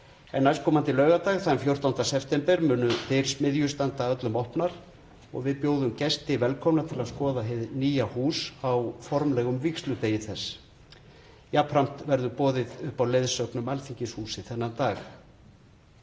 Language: Icelandic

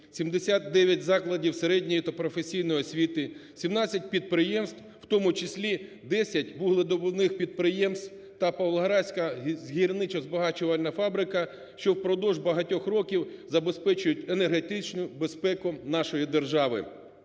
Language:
Ukrainian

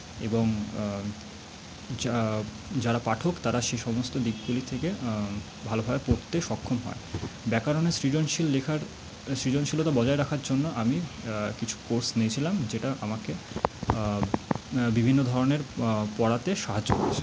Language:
Bangla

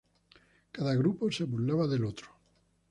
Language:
Spanish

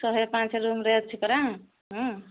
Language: Odia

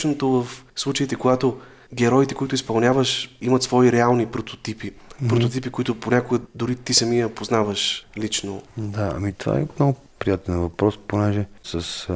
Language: Bulgarian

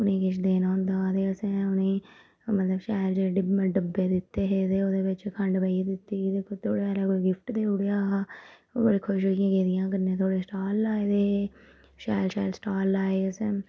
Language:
Dogri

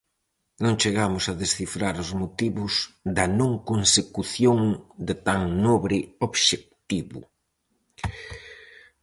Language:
Galician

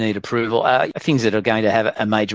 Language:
Indonesian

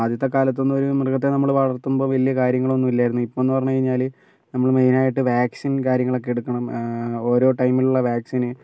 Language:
Malayalam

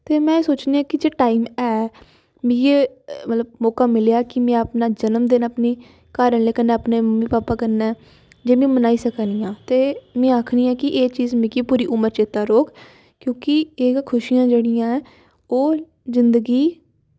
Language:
Dogri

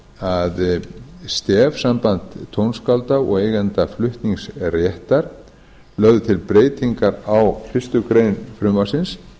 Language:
Icelandic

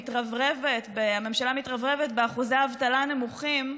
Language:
Hebrew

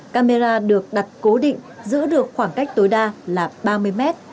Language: Vietnamese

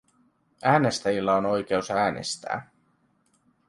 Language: Finnish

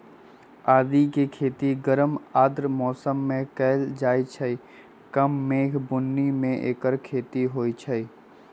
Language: Magahi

